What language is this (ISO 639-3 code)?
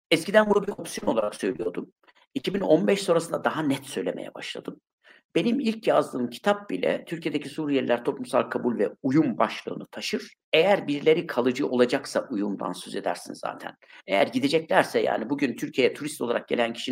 tur